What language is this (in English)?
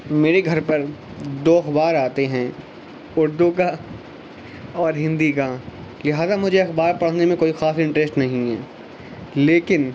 Urdu